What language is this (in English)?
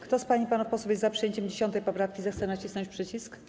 Polish